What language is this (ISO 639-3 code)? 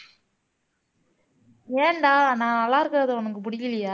tam